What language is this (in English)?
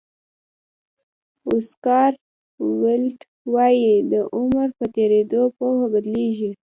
Pashto